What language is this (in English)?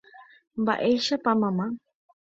Guarani